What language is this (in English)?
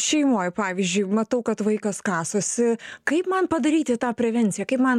Lithuanian